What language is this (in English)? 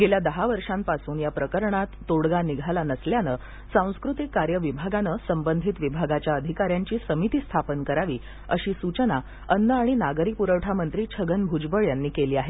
Marathi